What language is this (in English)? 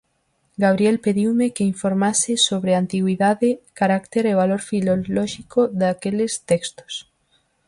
Galician